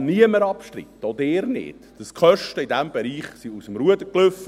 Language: Swiss German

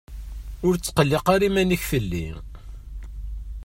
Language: Kabyle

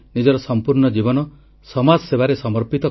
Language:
Odia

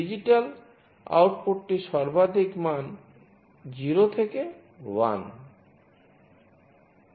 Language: Bangla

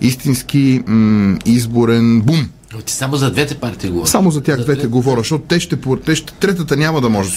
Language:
Bulgarian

